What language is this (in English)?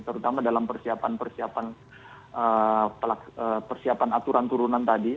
Indonesian